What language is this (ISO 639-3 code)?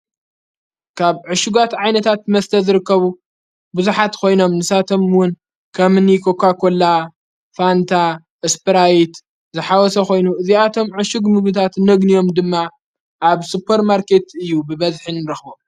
tir